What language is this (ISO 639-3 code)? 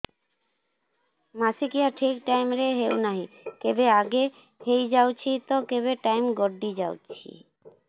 ori